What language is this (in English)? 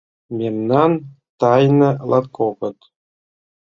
Mari